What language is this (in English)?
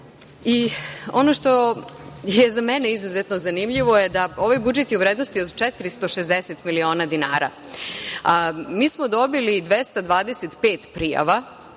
Serbian